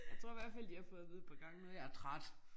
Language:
Danish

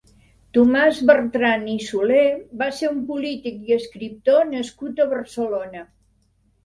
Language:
Catalan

